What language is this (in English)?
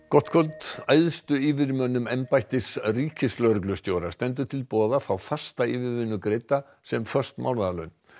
Icelandic